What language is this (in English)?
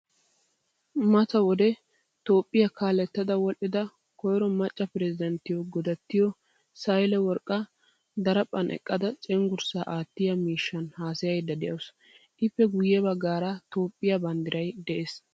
Wolaytta